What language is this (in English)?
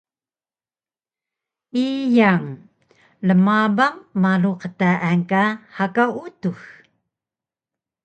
Taroko